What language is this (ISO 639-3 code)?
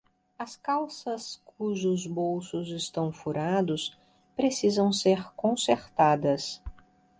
por